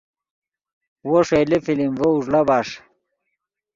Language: Yidgha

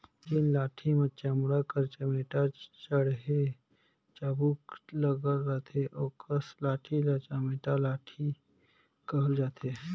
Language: Chhattisgarhi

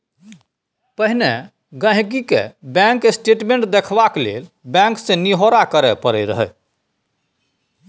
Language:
Maithili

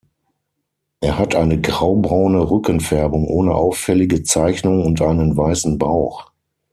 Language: German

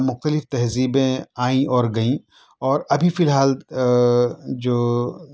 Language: Urdu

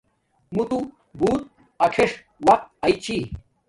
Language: Domaaki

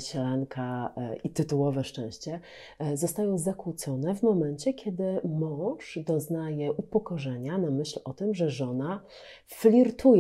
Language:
Polish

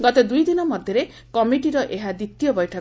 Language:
Odia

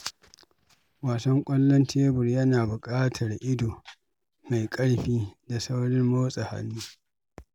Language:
Hausa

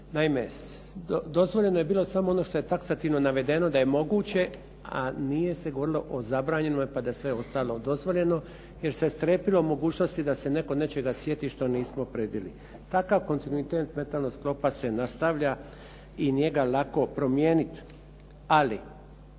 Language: Croatian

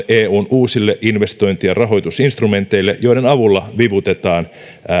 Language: Finnish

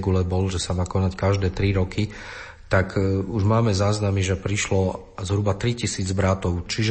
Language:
Slovak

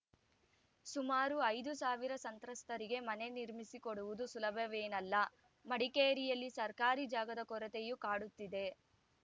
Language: Kannada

